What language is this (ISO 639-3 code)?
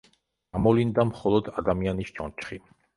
kat